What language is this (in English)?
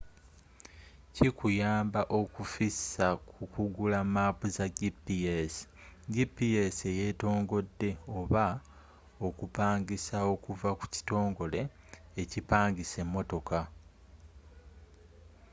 Ganda